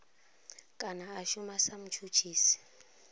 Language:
Venda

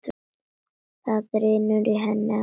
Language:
Icelandic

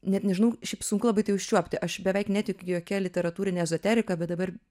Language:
Lithuanian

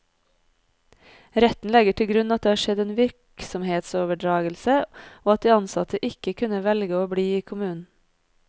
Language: Norwegian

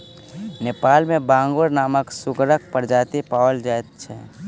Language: Maithili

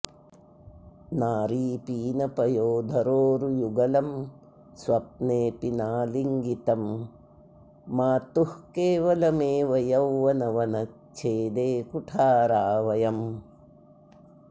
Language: Sanskrit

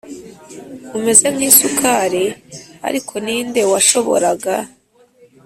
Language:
Kinyarwanda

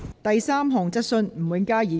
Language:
Cantonese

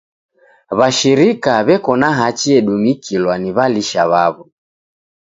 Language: Taita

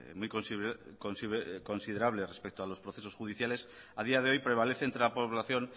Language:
Spanish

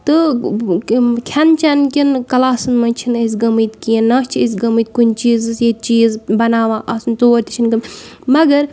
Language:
Kashmiri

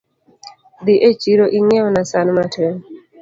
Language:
Luo (Kenya and Tanzania)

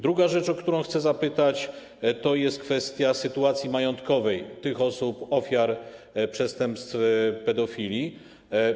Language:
Polish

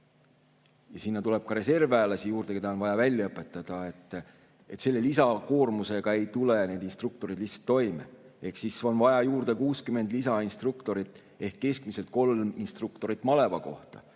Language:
Estonian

